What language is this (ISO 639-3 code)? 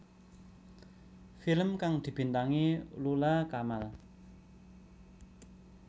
jav